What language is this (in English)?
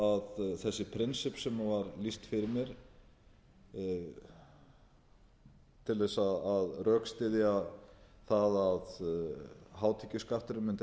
Icelandic